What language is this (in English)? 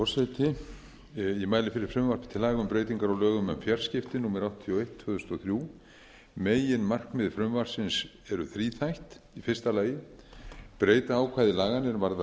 Icelandic